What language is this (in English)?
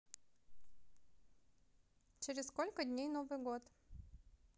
Russian